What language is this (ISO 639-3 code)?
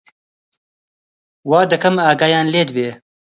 ckb